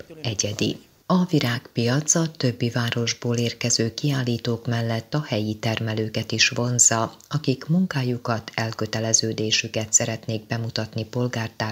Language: Hungarian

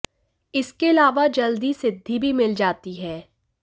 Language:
Hindi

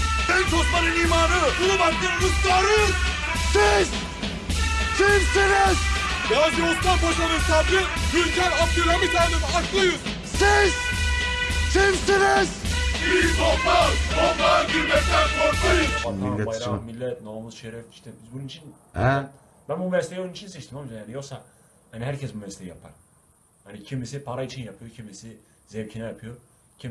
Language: Turkish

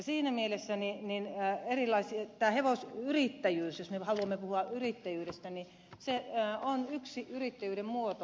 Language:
Finnish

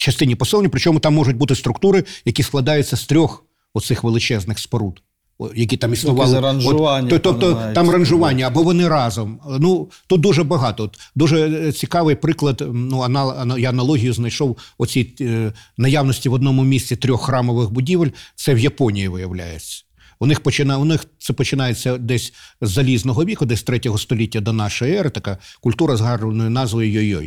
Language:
Ukrainian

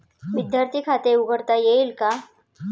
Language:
Marathi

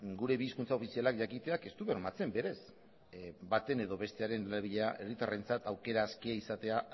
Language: Basque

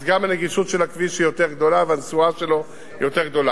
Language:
Hebrew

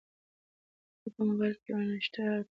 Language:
Pashto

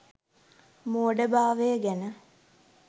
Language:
Sinhala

